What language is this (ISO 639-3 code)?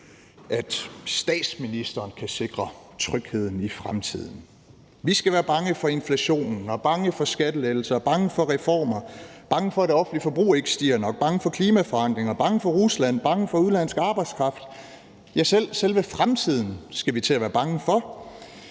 dan